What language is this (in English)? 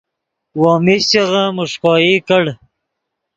Yidgha